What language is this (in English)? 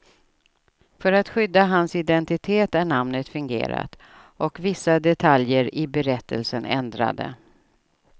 Swedish